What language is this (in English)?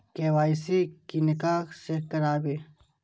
Maithili